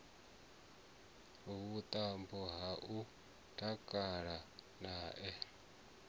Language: Venda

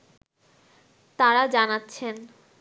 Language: Bangla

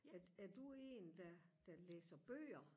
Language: Danish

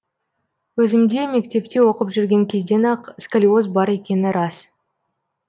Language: Kazakh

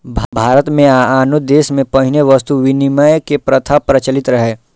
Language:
Maithili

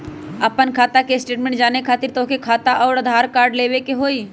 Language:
Magahi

